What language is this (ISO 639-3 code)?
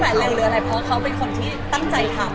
tha